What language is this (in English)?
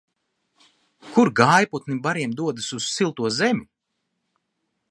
Latvian